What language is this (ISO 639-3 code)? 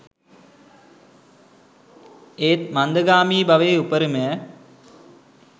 sin